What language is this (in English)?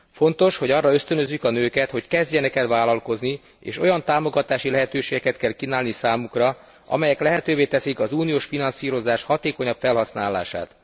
Hungarian